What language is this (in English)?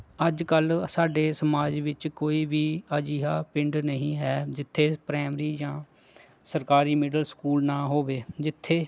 Punjabi